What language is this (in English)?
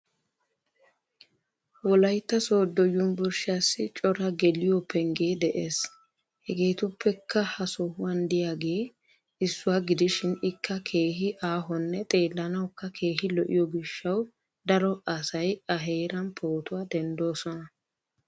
Wolaytta